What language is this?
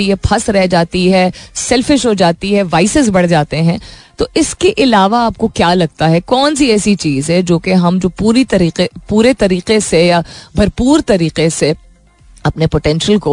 Hindi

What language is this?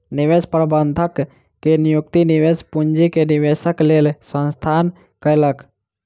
Maithili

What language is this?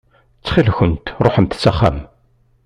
Kabyle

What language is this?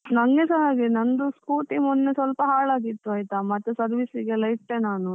Kannada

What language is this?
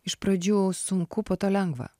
Lithuanian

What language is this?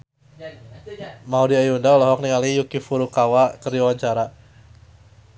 Sundanese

